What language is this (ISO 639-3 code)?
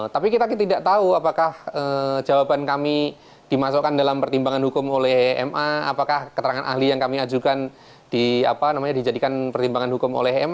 ind